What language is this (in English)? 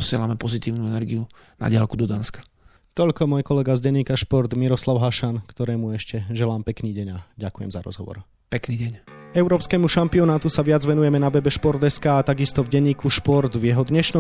Slovak